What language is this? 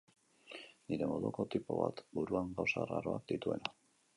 Basque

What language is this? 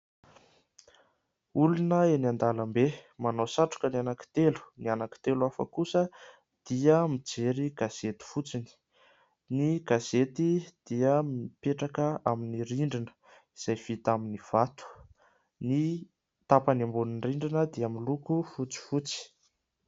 Malagasy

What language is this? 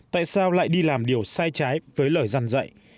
Vietnamese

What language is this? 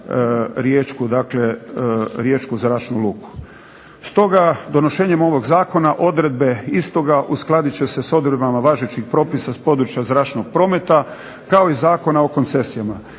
Croatian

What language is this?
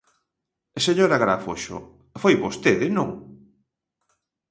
Galician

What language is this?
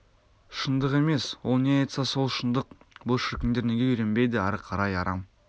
Kazakh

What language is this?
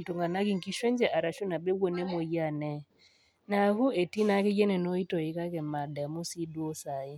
Masai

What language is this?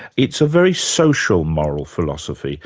English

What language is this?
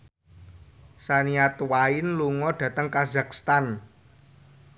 Javanese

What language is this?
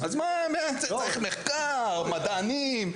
Hebrew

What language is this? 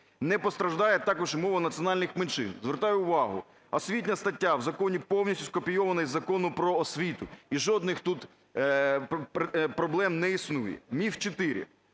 Ukrainian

